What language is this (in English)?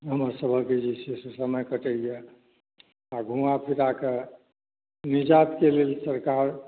Maithili